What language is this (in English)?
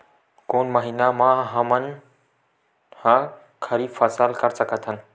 Chhattisgarhi